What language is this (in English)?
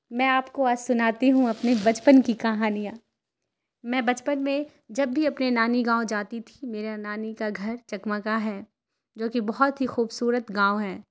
Urdu